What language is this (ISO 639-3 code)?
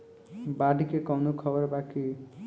bho